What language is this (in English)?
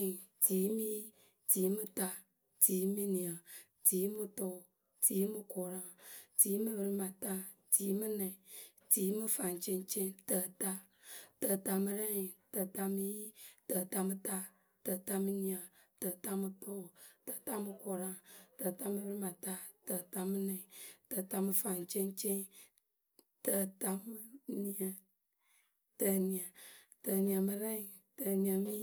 Akebu